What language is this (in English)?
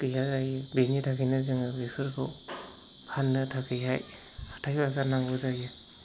Bodo